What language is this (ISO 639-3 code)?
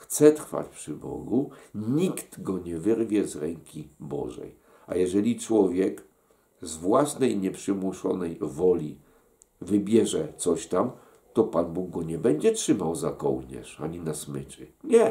pol